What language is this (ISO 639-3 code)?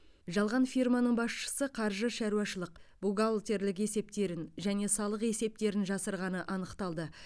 kaz